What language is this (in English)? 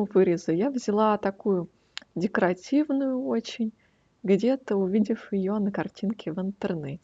Russian